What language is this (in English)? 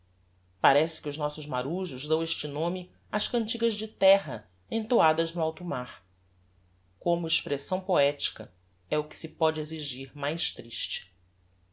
Portuguese